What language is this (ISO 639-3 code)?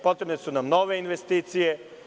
srp